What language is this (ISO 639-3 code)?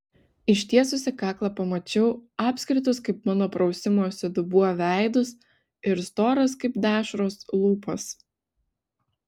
lit